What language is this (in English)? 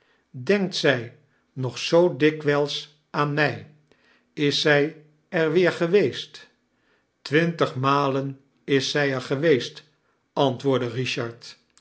Dutch